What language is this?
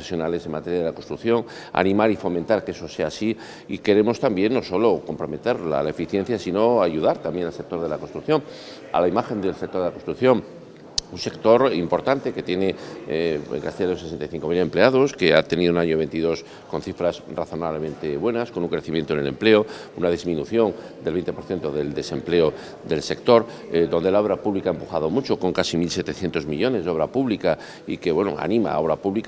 Spanish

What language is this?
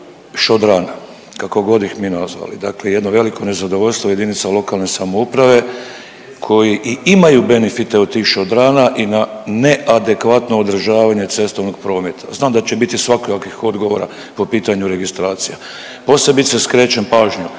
Croatian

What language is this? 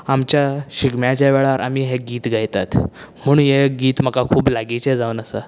Konkani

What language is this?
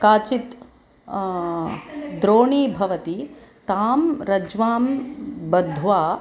Sanskrit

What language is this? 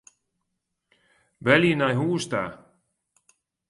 Western Frisian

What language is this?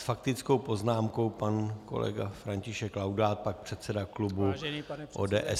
Czech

